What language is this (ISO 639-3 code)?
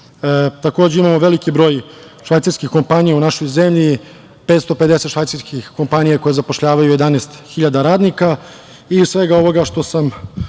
srp